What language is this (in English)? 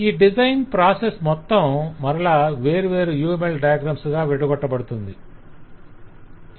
Telugu